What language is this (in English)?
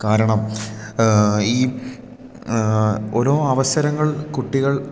Malayalam